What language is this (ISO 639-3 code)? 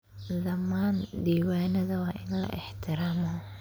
som